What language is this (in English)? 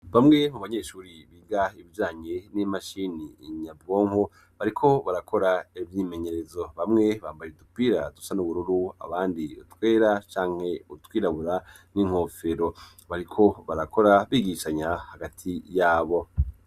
Rundi